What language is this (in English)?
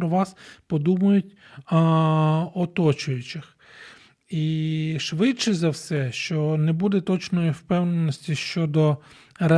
Ukrainian